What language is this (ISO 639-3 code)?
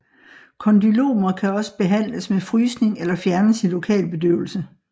dan